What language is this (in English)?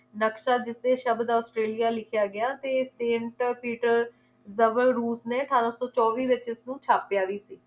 Punjabi